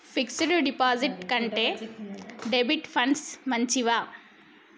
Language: Telugu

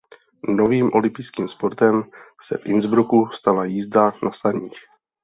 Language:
Czech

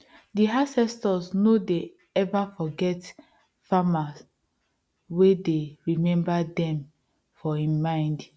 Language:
Nigerian Pidgin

